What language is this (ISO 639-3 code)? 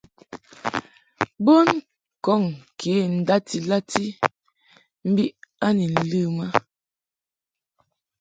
mhk